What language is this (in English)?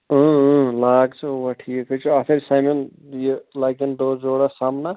Kashmiri